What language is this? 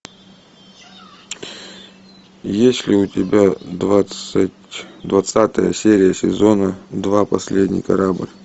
Russian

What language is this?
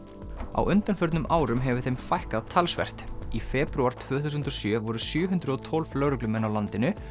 Icelandic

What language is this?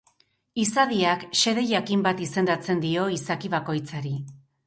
Basque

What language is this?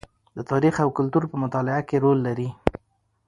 Pashto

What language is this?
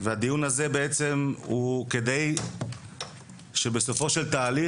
Hebrew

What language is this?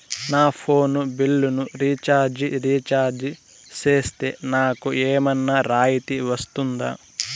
Telugu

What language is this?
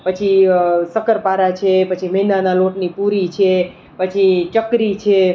Gujarati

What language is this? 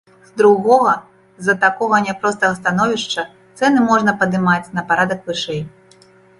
Belarusian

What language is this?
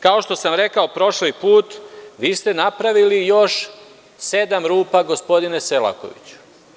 Serbian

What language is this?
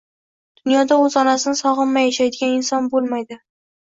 Uzbek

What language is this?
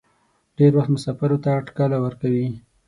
Pashto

